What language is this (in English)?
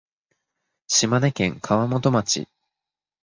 Japanese